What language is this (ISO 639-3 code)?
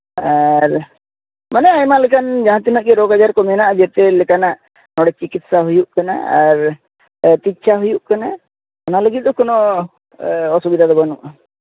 sat